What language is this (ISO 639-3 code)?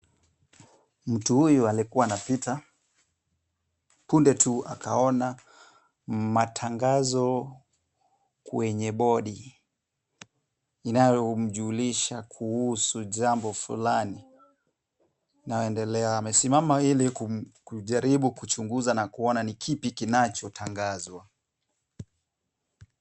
swa